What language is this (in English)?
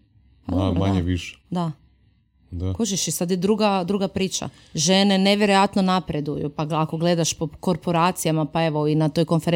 Croatian